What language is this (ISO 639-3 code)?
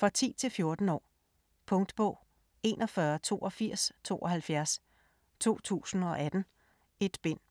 dan